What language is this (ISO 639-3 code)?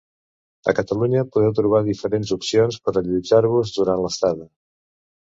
cat